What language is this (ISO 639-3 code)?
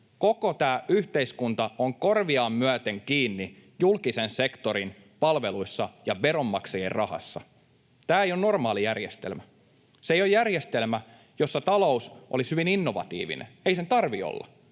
fin